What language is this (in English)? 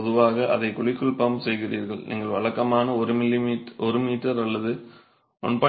Tamil